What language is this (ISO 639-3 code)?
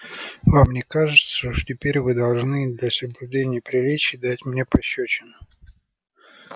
rus